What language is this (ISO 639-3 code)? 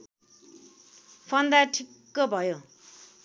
nep